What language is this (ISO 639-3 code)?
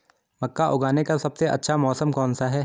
hin